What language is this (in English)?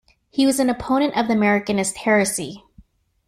English